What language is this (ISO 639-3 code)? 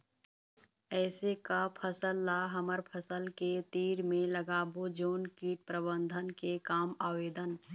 hne